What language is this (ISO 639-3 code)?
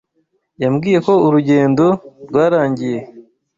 kin